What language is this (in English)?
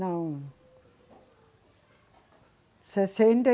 Portuguese